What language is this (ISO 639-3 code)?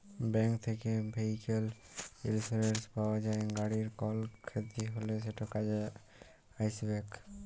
ben